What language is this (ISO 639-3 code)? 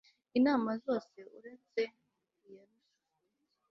kin